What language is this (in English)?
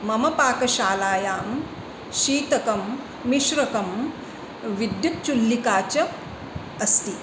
Sanskrit